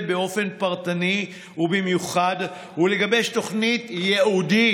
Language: Hebrew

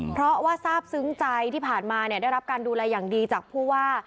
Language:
Thai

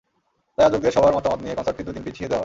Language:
Bangla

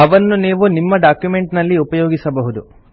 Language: Kannada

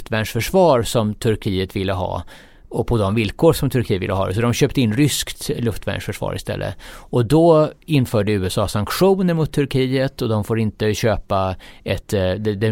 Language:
Swedish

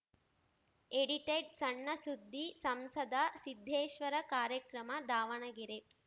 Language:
Kannada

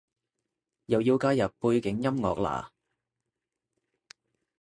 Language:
Cantonese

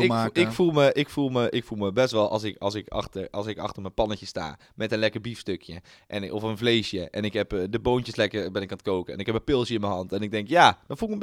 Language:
Dutch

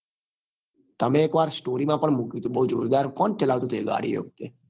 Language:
Gujarati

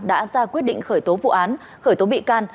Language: Vietnamese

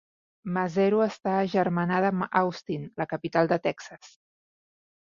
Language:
Catalan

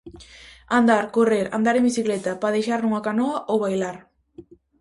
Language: Galician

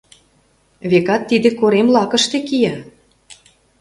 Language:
Mari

